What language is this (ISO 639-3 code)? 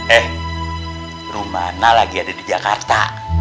ind